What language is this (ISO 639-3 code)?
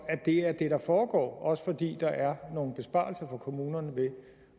dan